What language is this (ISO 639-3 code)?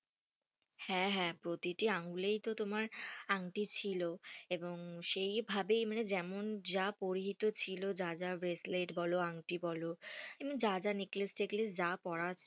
ben